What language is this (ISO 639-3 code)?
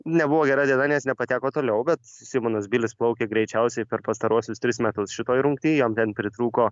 lit